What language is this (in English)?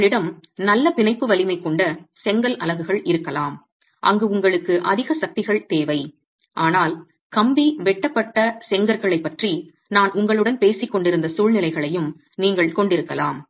Tamil